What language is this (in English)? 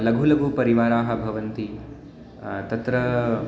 Sanskrit